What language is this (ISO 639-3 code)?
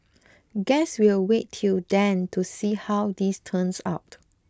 eng